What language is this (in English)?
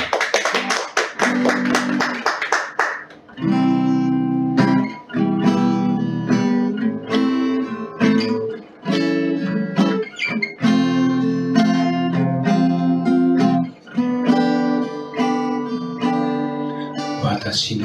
Japanese